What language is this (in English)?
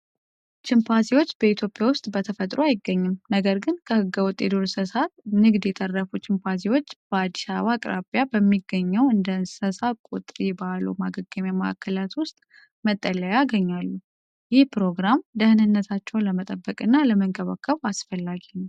Amharic